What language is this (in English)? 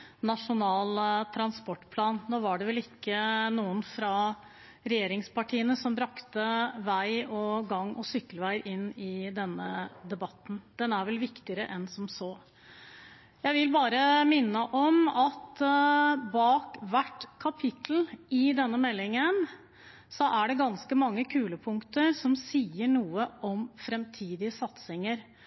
Norwegian Bokmål